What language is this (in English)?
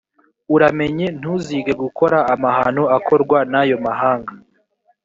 Kinyarwanda